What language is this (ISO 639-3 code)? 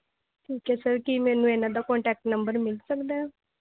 pan